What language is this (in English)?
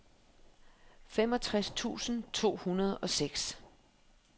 Danish